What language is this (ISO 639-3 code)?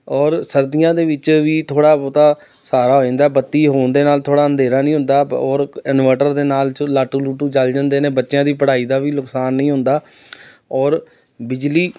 pan